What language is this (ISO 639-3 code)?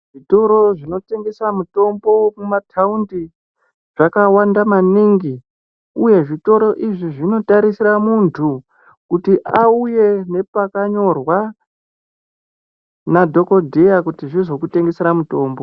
ndc